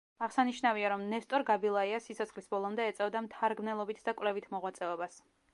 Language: Georgian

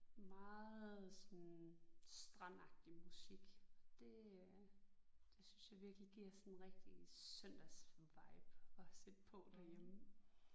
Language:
Danish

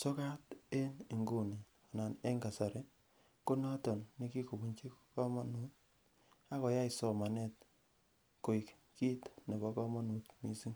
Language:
Kalenjin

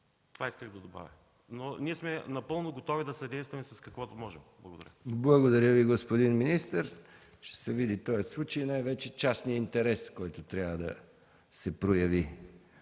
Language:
Bulgarian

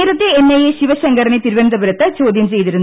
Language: Malayalam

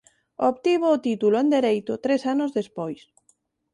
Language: Galician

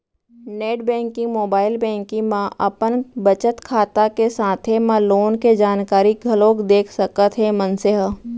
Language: Chhattisgarhi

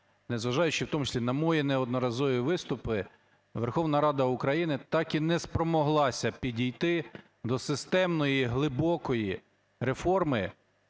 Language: Ukrainian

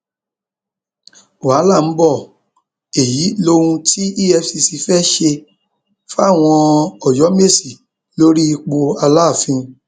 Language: Yoruba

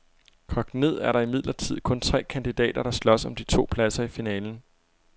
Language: Danish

